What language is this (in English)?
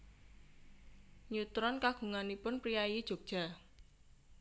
Javanese